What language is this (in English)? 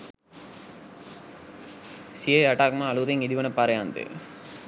Sinhala